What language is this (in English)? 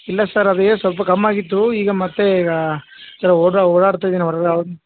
Kannada